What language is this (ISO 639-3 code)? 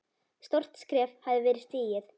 isl